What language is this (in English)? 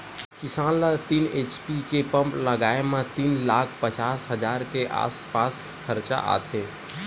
Chhattisgarhi